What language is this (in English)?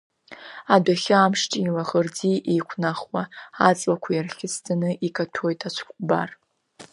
Abkhazian